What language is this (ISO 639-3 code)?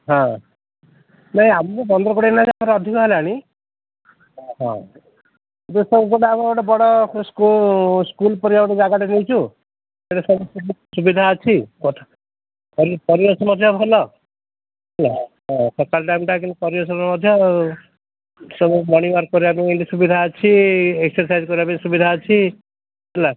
ori